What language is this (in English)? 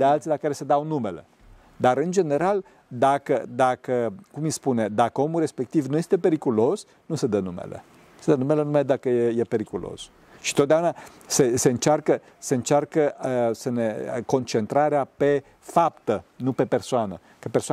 Romanian